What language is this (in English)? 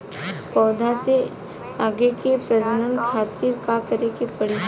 Bhojpuri